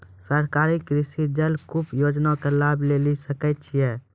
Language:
Maithili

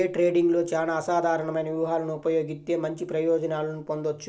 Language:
Telugu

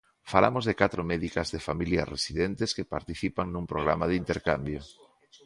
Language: Galician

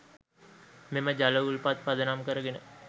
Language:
Sinhala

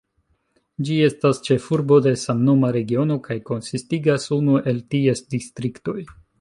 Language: Esperanto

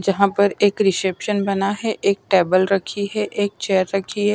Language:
Hindi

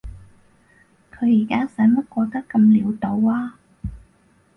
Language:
Cantonese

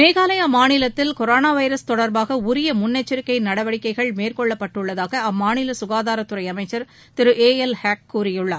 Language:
Tamil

